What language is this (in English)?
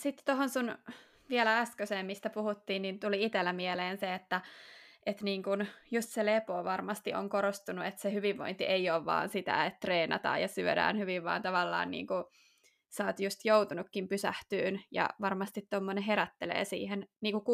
Finnish